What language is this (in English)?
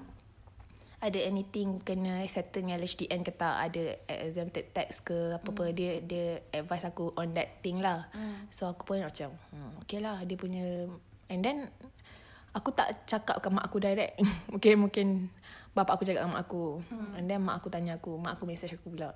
Malay